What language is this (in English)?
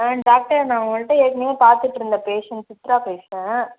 Tamil